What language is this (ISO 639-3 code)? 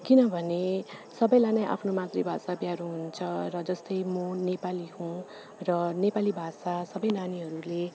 nep